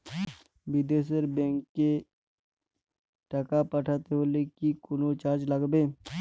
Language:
Bangla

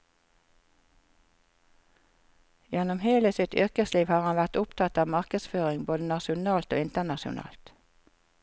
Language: Norwegian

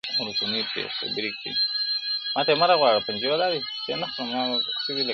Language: Pashto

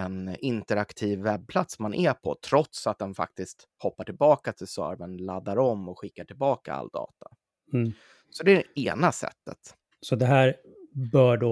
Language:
Swedish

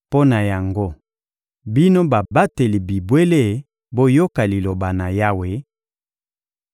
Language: Lingala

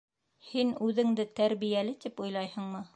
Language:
Bashkir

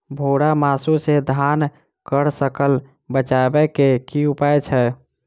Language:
Maithili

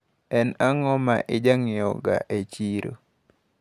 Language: Luo (Kenya and Tanzania)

